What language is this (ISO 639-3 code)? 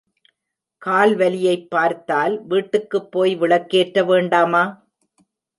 tam